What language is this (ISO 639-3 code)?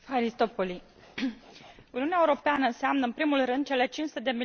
ron